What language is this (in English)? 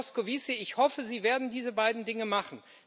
German